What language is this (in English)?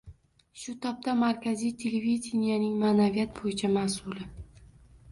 Uzbek